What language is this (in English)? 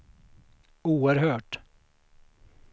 Swedish